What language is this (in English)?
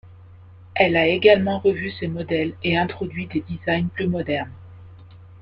French